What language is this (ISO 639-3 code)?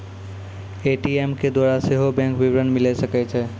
mai